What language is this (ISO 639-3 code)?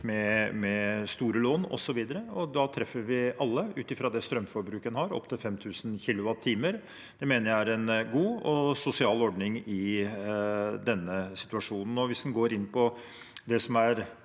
nor